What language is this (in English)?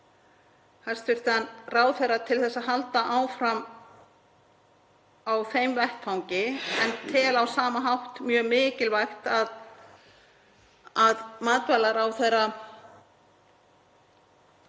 Icelandic